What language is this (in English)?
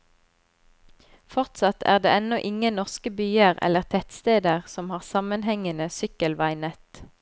Norwegian